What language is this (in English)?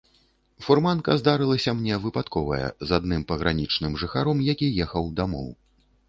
Belarusian